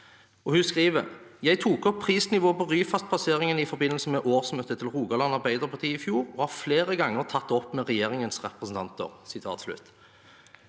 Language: Norwegian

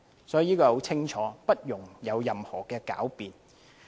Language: Cantonese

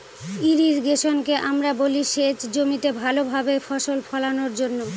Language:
Bangla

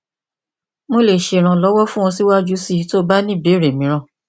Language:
Yoruba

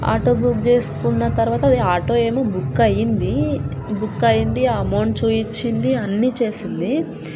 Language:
Telugu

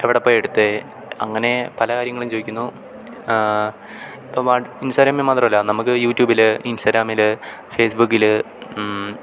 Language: Malayalam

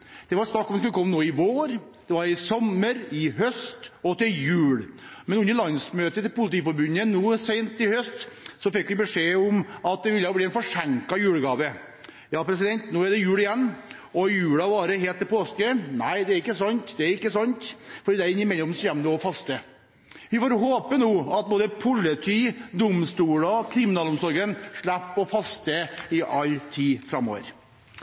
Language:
Norwegian Bokmål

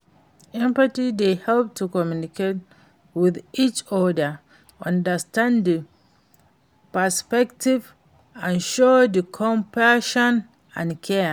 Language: Nigerian Pidgin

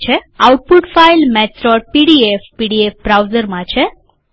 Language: Gujarati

